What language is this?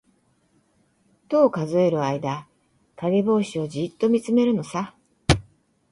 Japanese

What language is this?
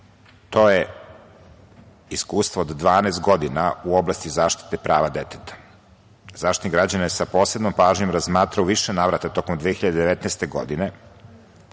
Serbian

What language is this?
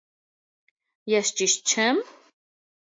Armenian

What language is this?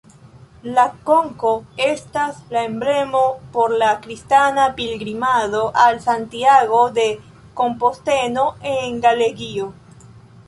Esperanto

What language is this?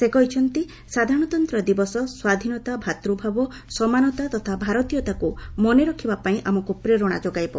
Odia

